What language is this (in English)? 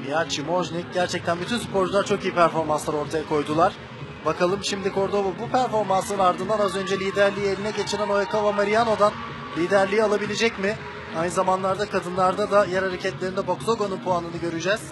Turkish